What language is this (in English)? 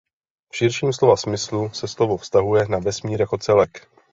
Czech